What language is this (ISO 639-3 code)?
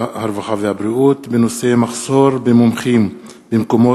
heb